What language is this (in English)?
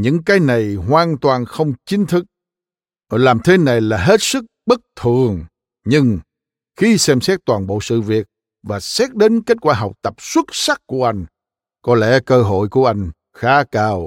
Vietnamese